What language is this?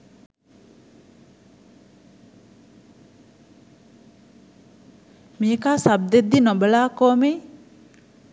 Sinhala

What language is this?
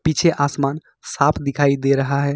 Hindi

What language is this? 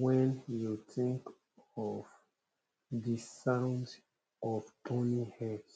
Nigerian Pidgin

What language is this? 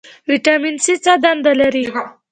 Pashto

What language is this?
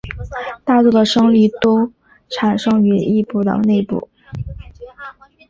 Chinese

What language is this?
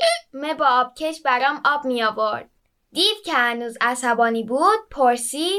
Persian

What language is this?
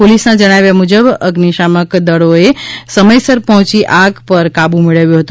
Gujarati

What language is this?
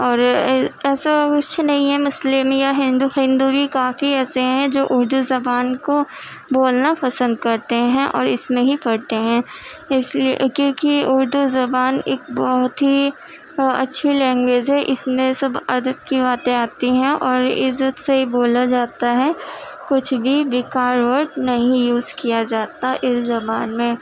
Urdu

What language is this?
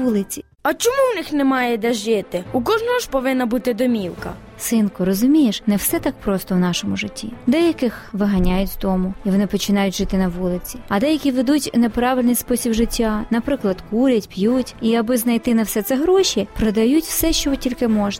Ukrainian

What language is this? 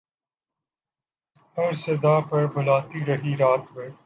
Urdu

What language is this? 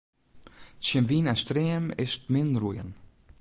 Western Frisian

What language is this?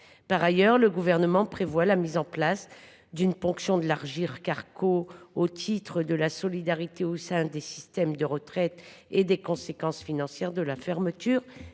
French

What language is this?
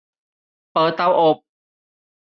Thai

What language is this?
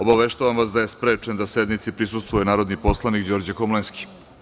Serbian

